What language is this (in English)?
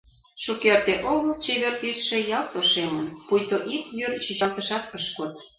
Mari